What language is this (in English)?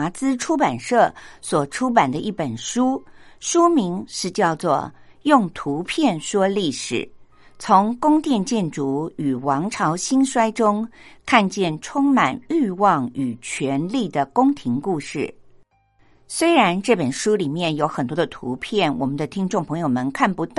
Chinese